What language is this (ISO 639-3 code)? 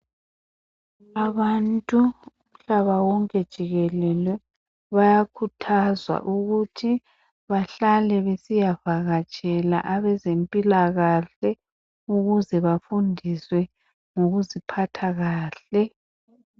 nde